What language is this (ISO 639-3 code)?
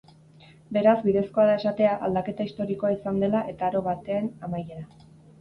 eus